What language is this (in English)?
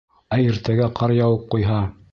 Bashkir